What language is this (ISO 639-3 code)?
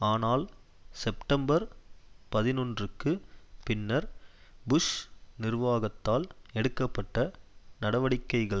tam